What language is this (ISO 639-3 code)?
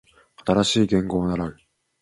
jpn